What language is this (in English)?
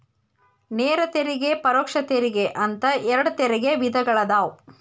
Kannada